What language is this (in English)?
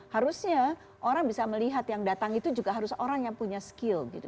Indonesian